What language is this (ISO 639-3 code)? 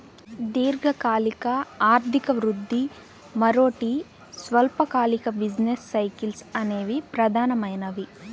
tel